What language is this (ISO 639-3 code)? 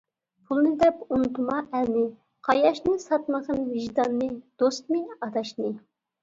uig